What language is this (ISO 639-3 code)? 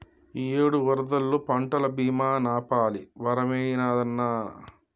tel